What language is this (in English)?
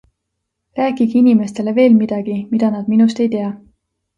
Estonian